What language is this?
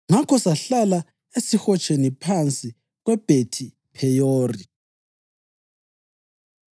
North Ndebele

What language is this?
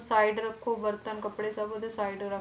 Punjabi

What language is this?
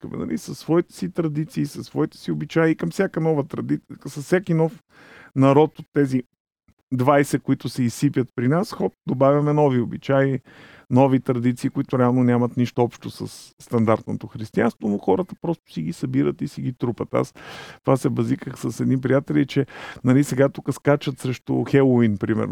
Bulgarian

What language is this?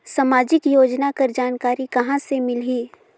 Chhattisgarhi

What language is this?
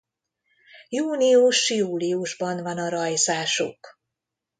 Hungarian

